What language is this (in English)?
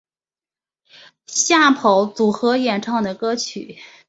Chinese